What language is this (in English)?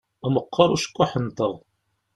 Kabyle